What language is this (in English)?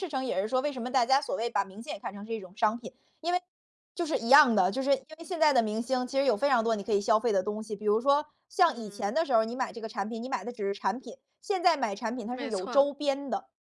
Chinese